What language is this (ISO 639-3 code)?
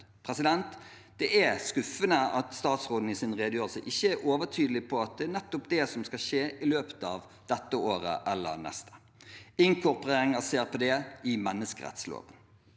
nor